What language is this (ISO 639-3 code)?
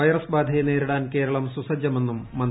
mal